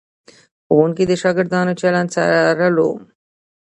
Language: Pashto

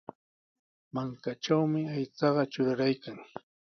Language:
Sihuas Ancash Quechua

